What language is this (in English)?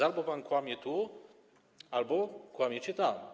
Polish